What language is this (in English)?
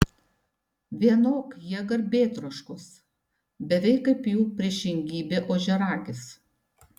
Lithuanian